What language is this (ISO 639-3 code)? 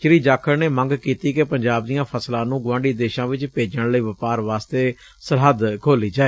pan